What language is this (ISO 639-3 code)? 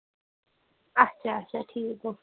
kas